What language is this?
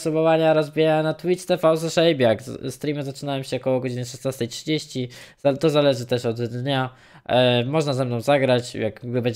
Polish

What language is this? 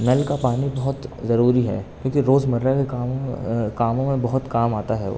Urdu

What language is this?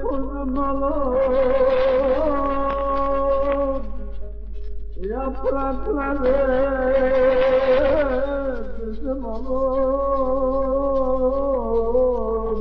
Turkish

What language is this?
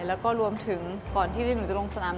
Thai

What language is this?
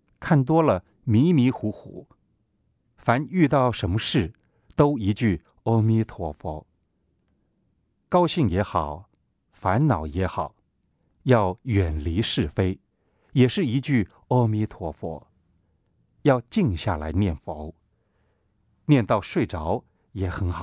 Chinese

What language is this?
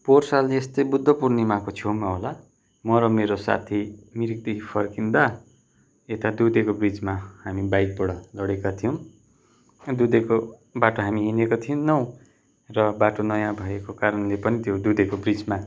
Nepali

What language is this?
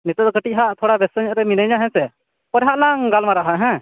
Santali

